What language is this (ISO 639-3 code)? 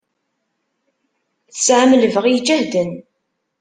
kab